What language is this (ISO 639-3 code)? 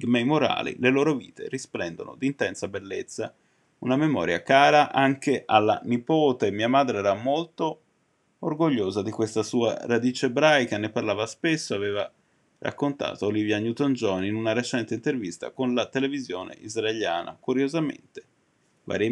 ita